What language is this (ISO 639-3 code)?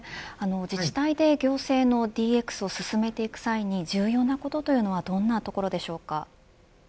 jpn